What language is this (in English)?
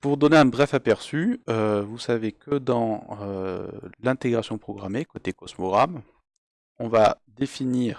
French